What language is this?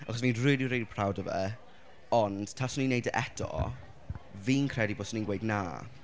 Welsh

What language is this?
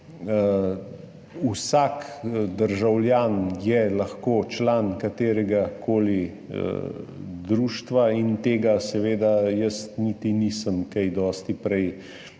Slovenian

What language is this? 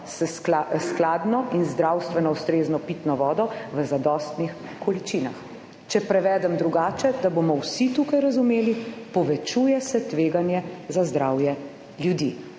Slovenian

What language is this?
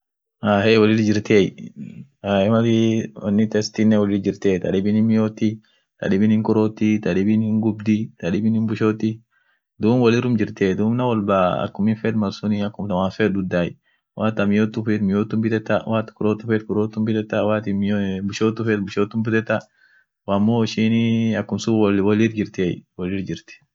Orma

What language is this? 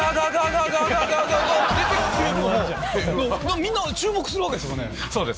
Japanese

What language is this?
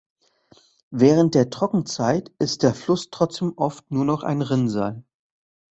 German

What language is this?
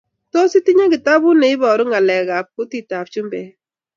Kalenjin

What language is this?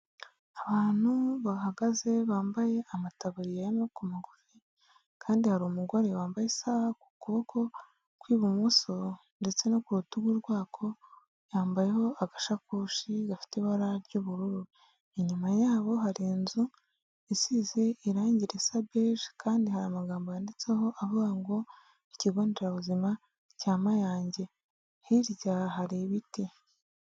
Kinyarwanda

